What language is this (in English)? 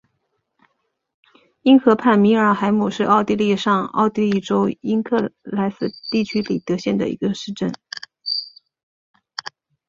Chinese